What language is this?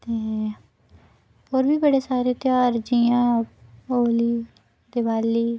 Dogri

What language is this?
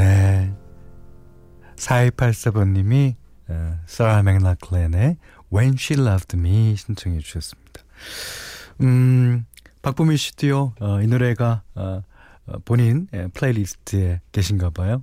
Korean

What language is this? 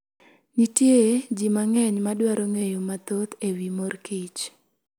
Luo (Kenya and Tanzania)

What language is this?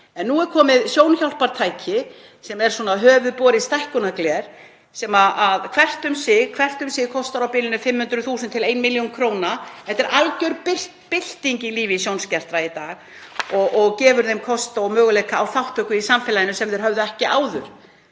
Icelandic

